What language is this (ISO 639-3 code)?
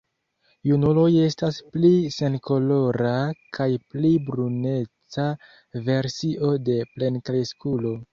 epo